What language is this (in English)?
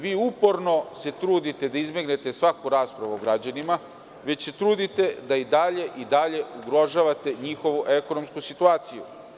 Serbian